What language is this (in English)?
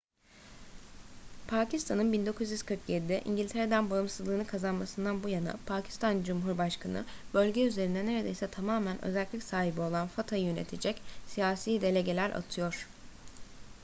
Turkish